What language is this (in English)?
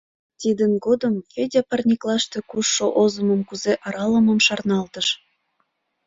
Mari